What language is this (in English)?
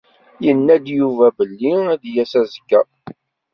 Kabyle